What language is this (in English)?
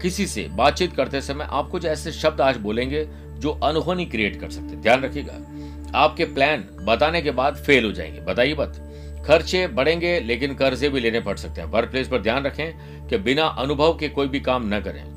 Hindi